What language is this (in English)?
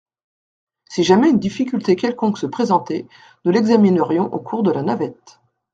French